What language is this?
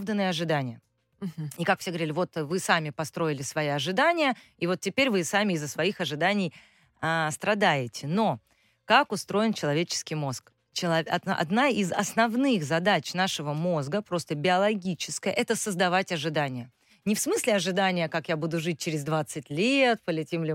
Russian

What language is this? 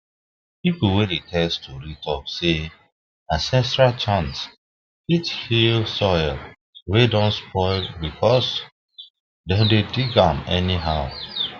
Nigerian Pidgin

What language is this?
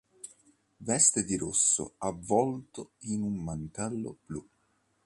Italian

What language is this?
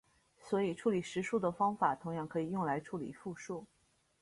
Chinese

